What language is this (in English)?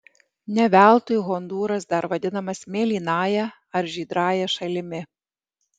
Lithuanian